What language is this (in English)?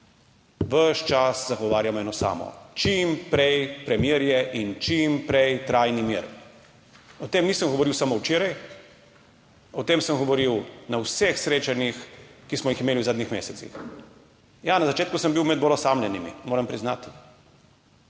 Slovenian